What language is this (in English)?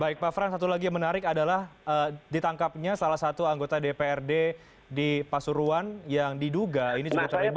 Indonesian